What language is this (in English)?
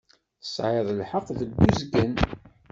Kabyle